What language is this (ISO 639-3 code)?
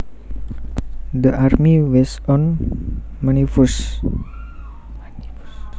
jav